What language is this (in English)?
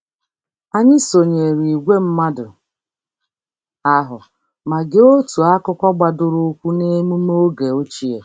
Igbo